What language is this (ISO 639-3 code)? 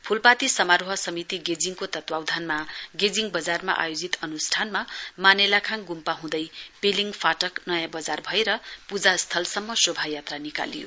nep